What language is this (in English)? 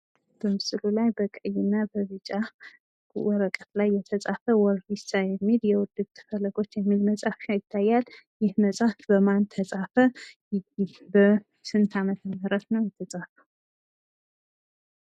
Amharic